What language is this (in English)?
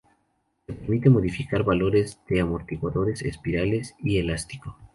Spanish